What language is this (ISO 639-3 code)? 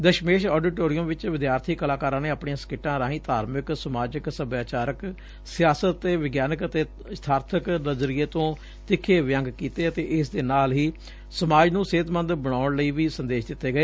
pan